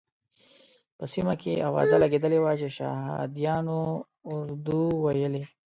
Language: Pashto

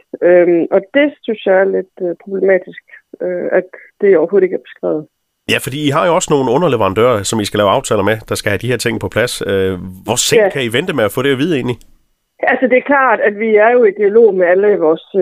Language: Danish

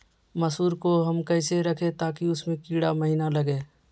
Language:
Magahi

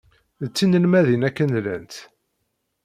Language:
Kabyle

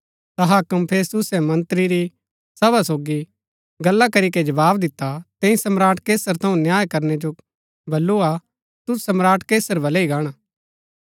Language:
Gaddi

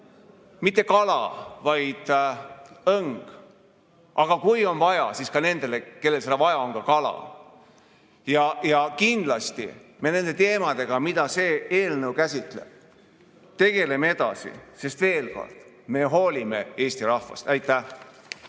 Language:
Estonian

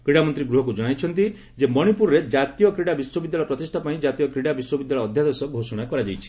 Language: Odia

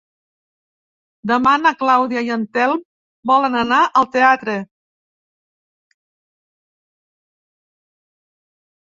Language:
Catalan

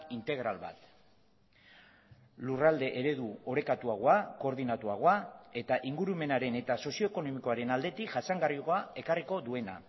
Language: Basque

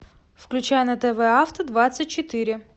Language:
Russian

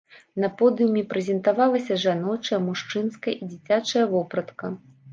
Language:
Belarusian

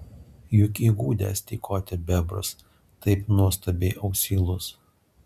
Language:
Lithuanian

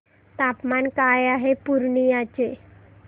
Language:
Marathi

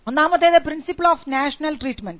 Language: Malayalam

